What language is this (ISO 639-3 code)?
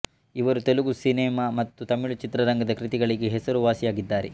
kan